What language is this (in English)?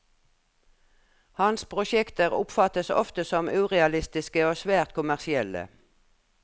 Norwegian